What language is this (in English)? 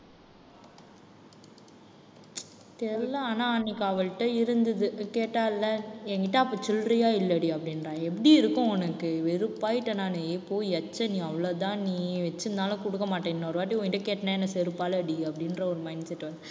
Tamil